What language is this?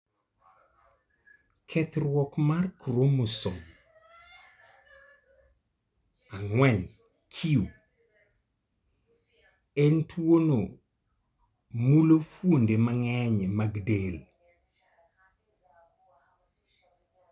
Luo (Kenya and Tanzania)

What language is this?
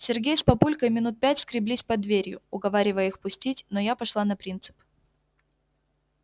Russian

